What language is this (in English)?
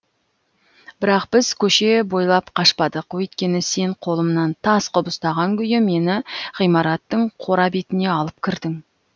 Kazakh